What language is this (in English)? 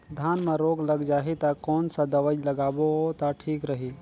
Chhattisgarhi